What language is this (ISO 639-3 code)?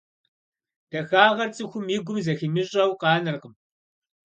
kbd